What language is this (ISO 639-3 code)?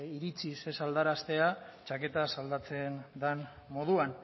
eus